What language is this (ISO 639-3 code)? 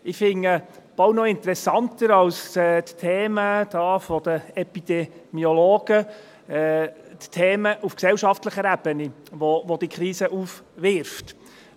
gsw